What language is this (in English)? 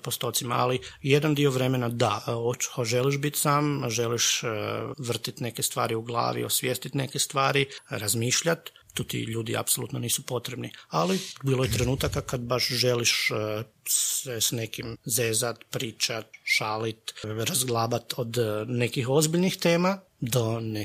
Croatian